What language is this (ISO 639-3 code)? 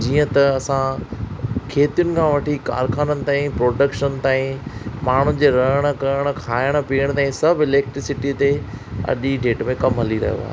snd